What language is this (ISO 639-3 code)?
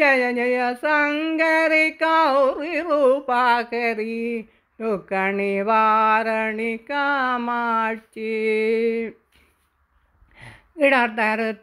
mal